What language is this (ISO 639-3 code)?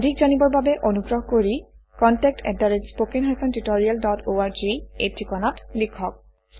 asm